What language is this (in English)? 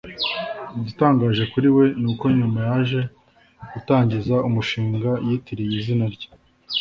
Kinyarwanda